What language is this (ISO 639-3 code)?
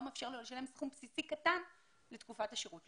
heb